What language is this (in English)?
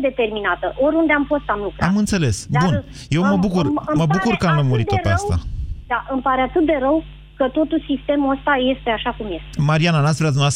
Romanian